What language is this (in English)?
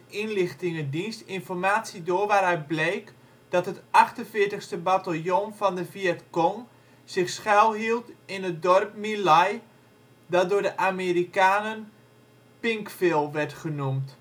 Dutch